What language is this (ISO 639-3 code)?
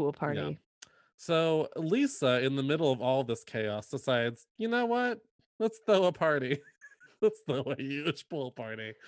eng